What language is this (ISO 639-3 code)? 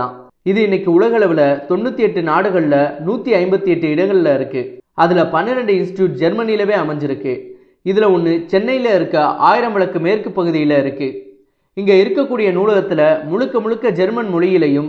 tam